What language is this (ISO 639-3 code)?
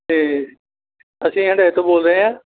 pan